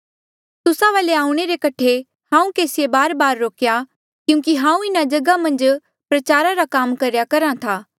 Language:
Mandeali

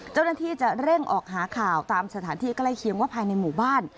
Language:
Thai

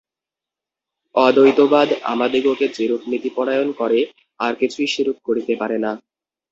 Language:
Bangla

